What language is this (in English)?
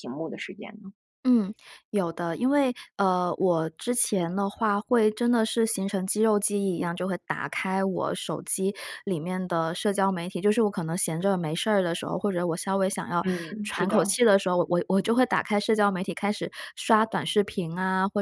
Chinese